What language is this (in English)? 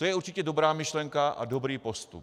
Czech